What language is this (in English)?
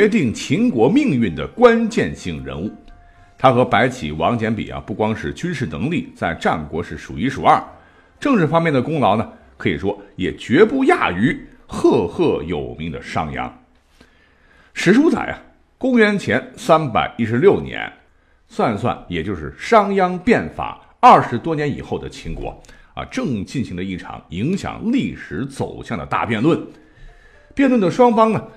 Chinese